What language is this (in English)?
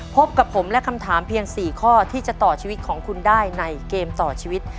Thai